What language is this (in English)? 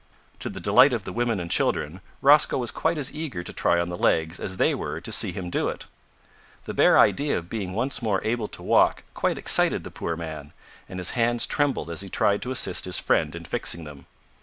English